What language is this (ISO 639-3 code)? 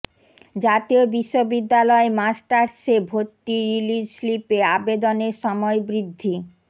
ben